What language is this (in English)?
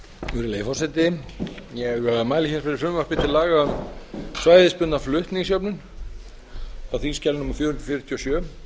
Icelandic